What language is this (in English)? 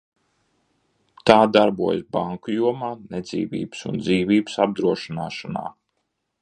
Latvian